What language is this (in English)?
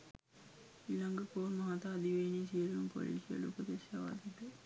Sinhala